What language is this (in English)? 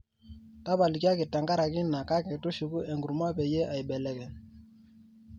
Masai